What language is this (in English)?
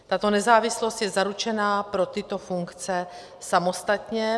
Czech